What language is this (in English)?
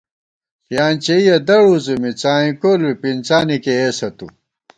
Gawar-Bati